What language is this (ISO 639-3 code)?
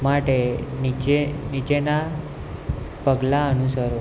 guj